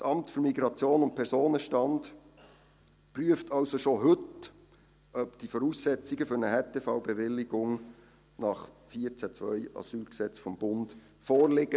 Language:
Swiss German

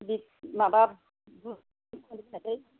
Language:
Bodo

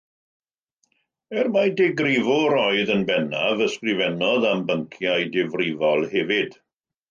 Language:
Welsh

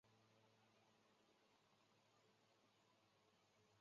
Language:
Chinese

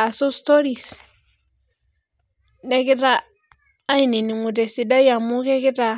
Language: Masai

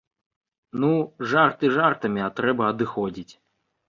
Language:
Belarusian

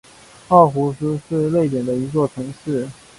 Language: Chinese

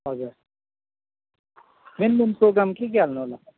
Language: Nepali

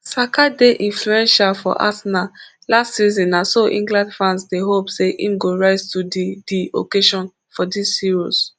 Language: Nigerian Pidgin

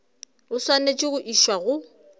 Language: Northern Sotho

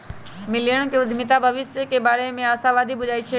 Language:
Magahi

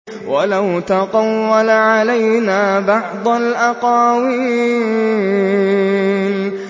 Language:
Arabic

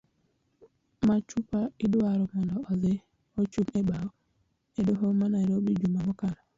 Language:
Luo (Kenya and Tanzania)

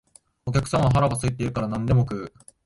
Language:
Japanese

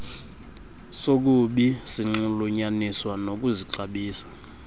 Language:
Xhosa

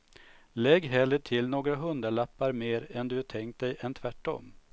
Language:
Swedish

